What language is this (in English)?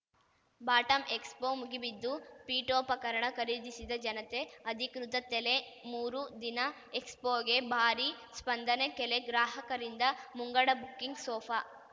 Kannada